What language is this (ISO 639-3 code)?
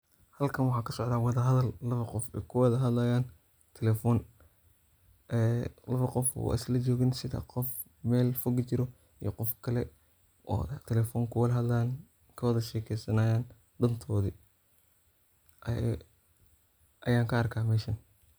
som